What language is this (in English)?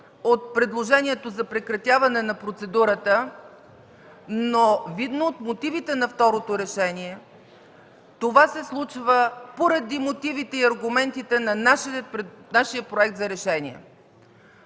Bulgarian